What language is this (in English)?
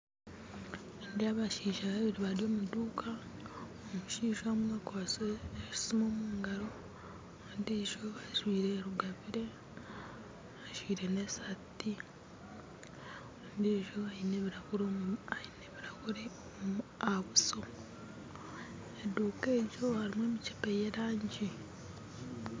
Nyankole